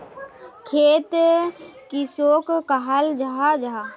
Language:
Magahi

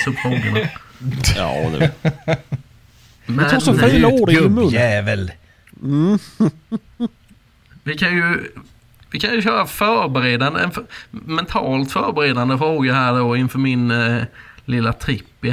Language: Swedish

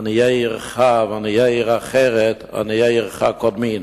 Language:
Hebrew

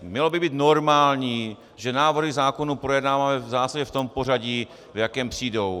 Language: Czech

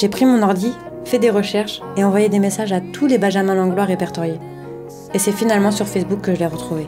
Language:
French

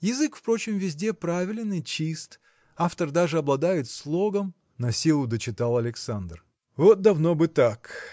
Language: Russian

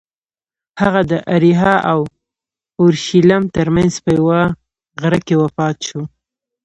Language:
Pashto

